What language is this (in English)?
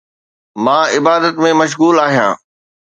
Sindhi